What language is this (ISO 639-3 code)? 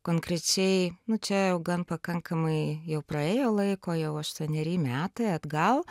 lit